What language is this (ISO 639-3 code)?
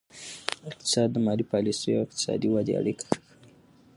pus